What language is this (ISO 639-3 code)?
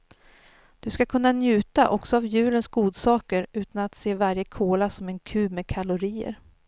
swe